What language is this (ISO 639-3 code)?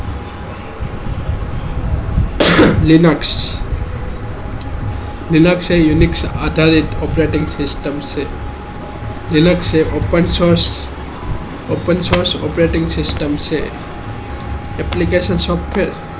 guj